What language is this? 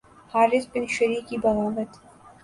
Urdu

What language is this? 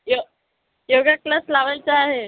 Marathi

